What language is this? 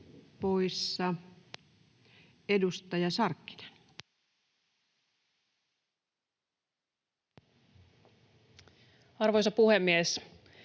Finnish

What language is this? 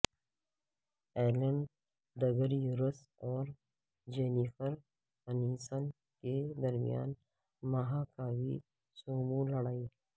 Urdu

